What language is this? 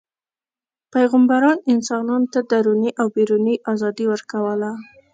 Pashto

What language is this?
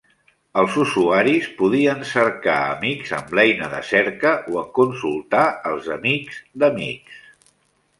Catalan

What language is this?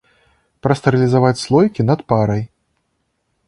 Belarusian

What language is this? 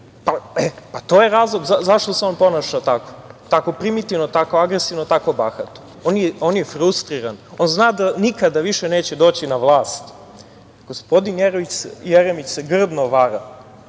Serbian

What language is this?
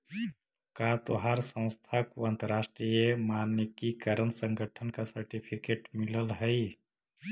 Magahi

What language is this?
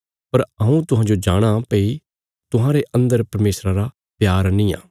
Bilaspuri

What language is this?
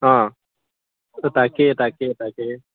Assamese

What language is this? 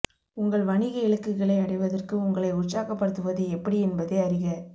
Tamil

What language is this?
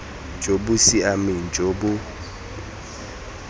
Tswana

